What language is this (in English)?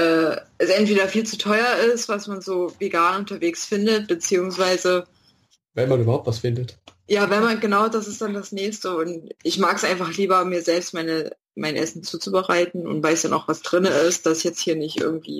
German